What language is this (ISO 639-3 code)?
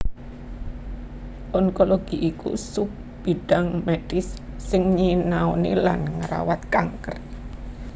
jav